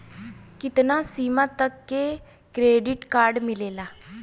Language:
Bhojpuri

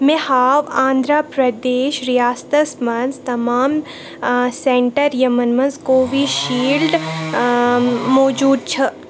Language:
Kashmiri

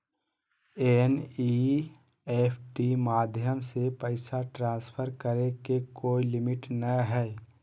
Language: Magahi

